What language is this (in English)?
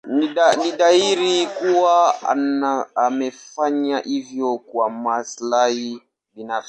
Swahili